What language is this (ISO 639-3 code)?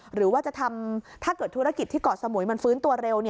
tha